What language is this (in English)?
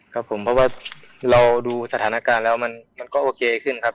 Thai